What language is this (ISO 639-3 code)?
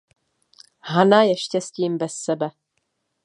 ces